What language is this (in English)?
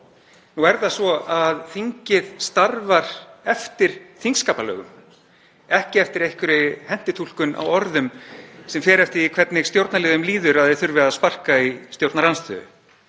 Icelandic